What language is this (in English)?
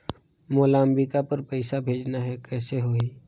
Chhattisgarhi